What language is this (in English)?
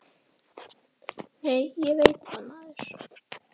Icelandic